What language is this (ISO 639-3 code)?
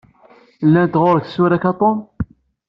kab